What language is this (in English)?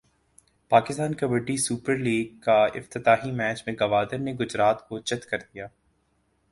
Urdu